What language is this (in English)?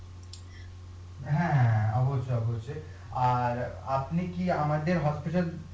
Bangla